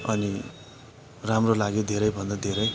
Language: Nepali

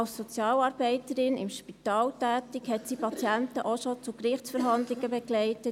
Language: Swiss German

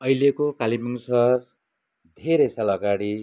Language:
Nepali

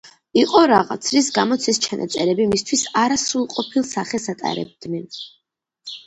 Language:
Georgian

